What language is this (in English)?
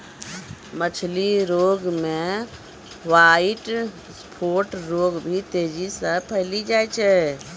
Maithili